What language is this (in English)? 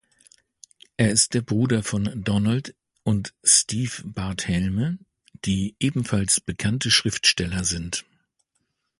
German